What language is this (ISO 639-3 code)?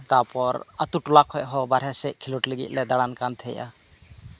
sat